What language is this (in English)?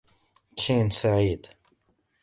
Arabic